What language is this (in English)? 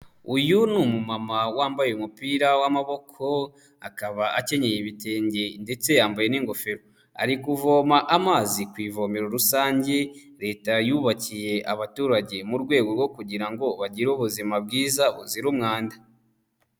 Kinyarwanda